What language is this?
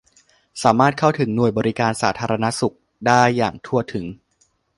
Thai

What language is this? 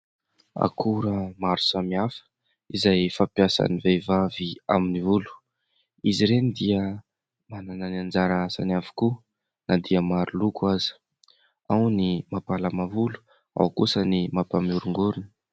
Malagasy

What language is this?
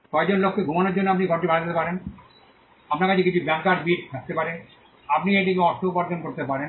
Bangla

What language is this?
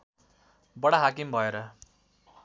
Nepali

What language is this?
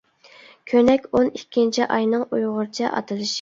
Uyghur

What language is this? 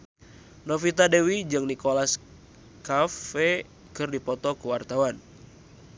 Sundanese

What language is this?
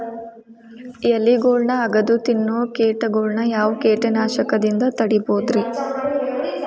Kannada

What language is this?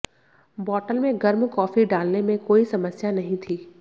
Hindi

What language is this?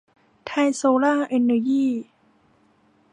Thai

